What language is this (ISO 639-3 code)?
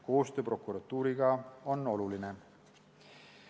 est